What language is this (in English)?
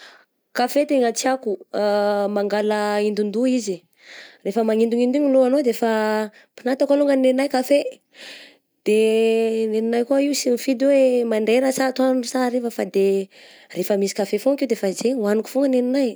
Southern Betsimisaraka Malagasy